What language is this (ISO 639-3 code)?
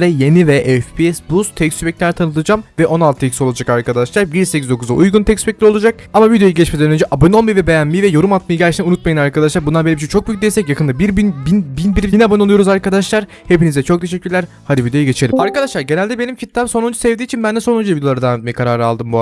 tur